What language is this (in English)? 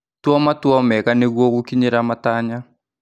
Kikuyu